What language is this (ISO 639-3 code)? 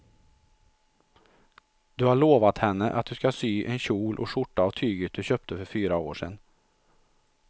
swe